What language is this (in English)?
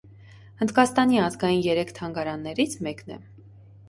Armenian